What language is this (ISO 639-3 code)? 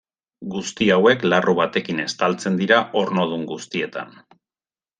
eus